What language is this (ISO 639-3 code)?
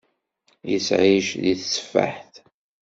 kab